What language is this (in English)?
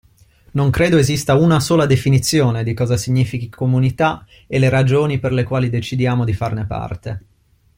Italian